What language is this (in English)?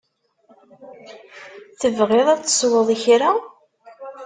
Kabyle